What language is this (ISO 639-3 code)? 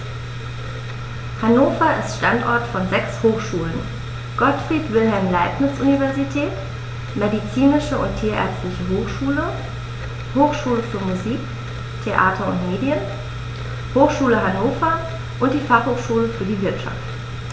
deu